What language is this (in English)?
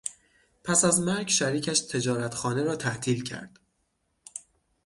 Persian